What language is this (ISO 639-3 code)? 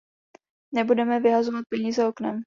ces